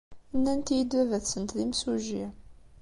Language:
Kabyle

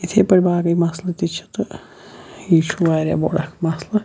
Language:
Kashmiri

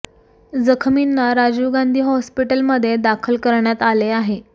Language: Marathi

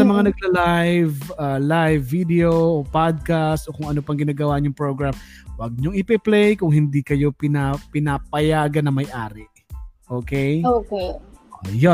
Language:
Filipino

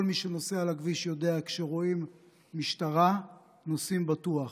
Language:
Hebrew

